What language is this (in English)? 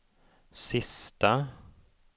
Swedish